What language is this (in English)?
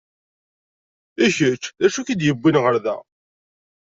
Kabyle